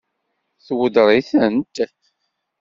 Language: Kabyle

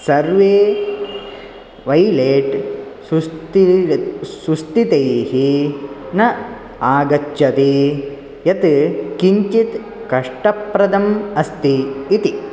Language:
Sanskrit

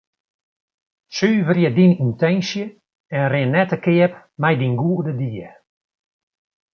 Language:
Western Frisian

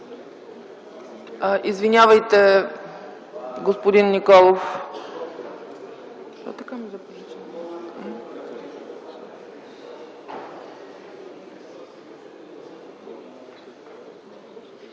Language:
Bulgarian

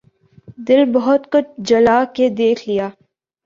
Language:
Urdu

